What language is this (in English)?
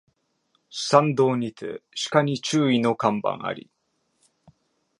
Japanese